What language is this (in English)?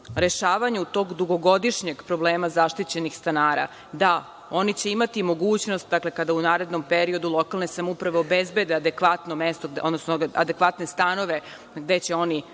Serbian